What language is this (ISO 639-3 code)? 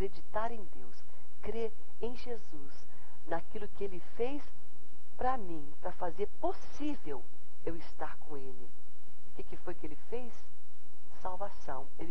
por